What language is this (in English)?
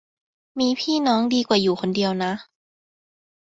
Thai